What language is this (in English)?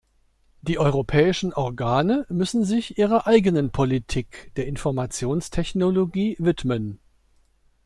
German